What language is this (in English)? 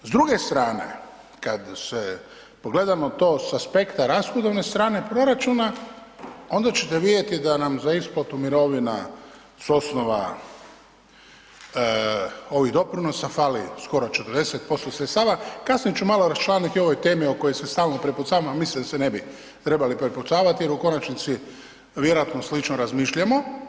Croatian